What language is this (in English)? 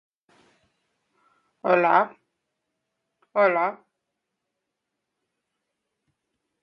English